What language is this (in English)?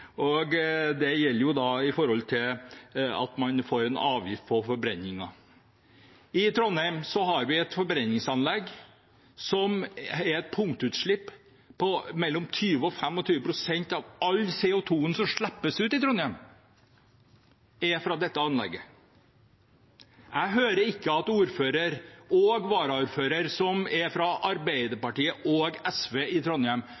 Norwegian Bokmål